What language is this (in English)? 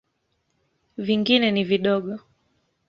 Swahili